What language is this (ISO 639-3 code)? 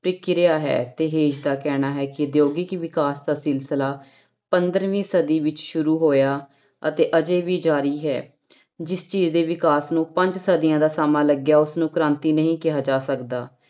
pan